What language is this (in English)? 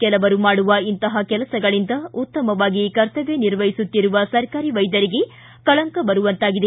Kannada